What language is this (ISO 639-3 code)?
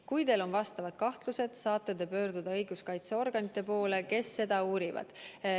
est